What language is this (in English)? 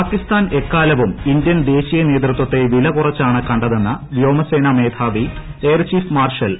Malayalam